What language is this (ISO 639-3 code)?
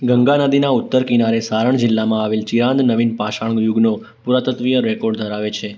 guj